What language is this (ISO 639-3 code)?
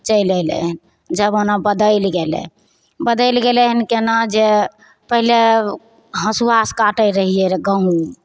mai